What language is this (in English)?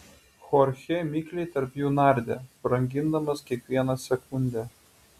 Lithuanian